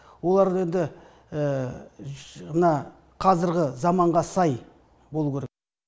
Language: Kazakh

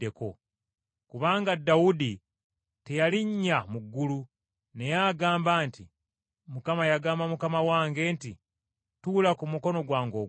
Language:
Ganda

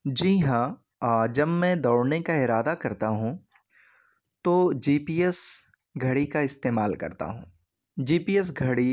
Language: Urdu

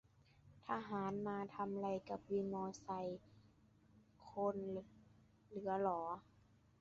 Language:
Thai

